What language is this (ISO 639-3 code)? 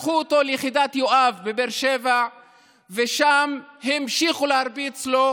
heb